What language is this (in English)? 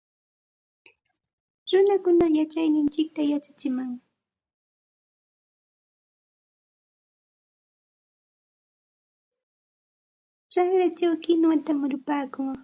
Santa Ana de Tusi Pasco Quechua